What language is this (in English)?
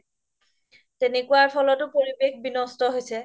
Assamese